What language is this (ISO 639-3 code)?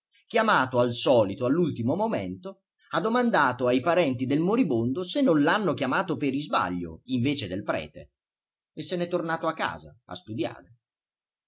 ita